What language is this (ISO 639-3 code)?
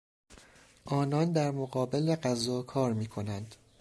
fas